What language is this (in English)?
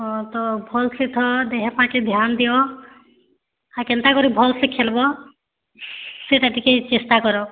Odia